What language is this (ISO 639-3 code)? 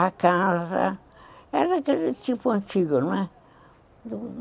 por